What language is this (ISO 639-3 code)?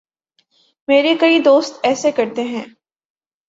urd